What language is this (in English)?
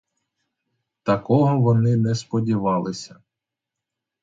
Ukrainian